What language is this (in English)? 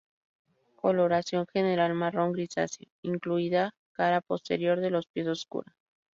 Spanish